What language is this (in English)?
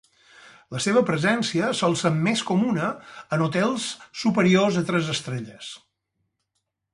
Catalan